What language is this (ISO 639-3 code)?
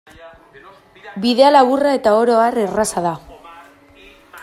eus